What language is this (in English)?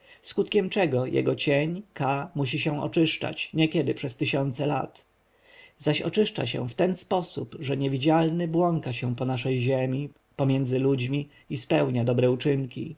Polish